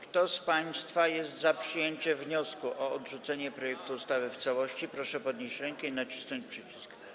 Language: Polish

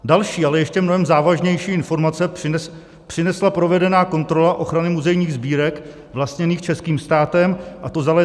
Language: Czech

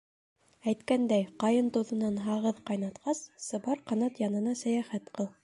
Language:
Bashkir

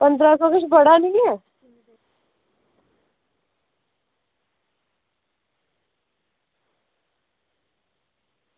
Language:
Dogri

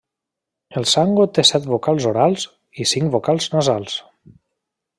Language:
Catalan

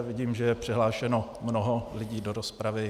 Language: Czech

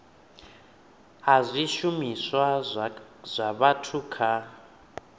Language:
Venda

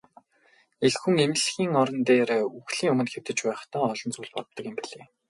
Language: Mongolian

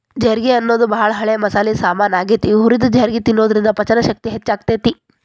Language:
Kannada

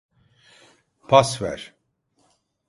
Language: Turkish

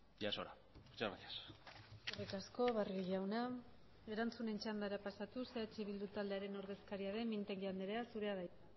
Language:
Basque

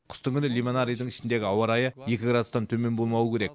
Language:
Kazakh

